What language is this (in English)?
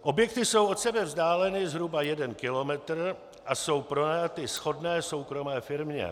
Czech